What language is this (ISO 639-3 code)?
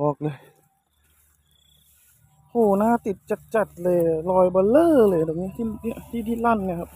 tha